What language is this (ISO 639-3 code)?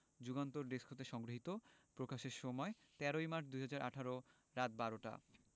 ben